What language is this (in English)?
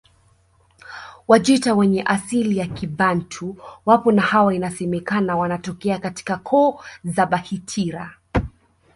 Swahili